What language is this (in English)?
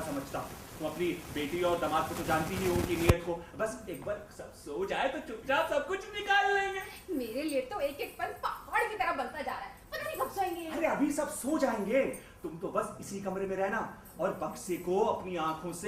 Hindi